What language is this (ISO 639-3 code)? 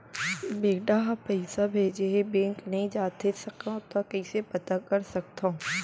hne